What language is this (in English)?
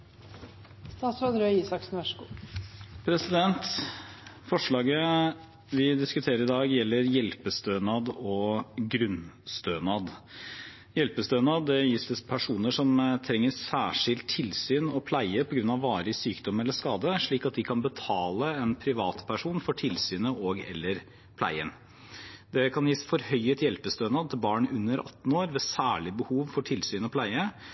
Norwegian